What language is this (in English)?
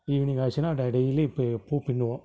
Tamil